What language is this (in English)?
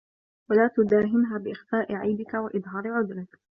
Arabic